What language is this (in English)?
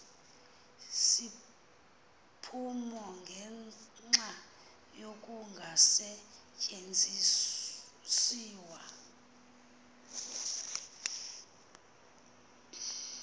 Xhosa